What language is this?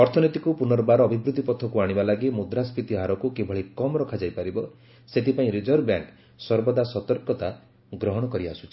Odia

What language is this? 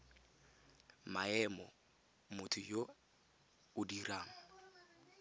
Tswana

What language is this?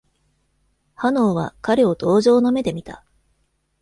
Japanese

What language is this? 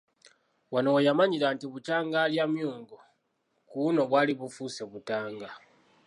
Ganda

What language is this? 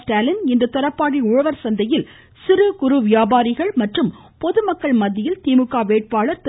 Tamil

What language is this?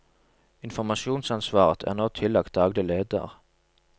Norwegian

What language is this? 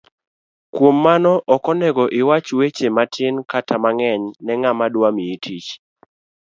Luo (Kenya and Tanzania)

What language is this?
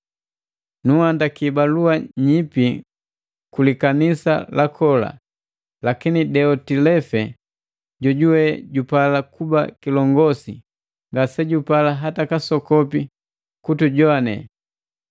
Matengo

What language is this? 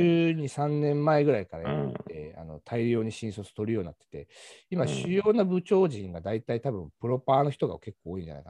Japanese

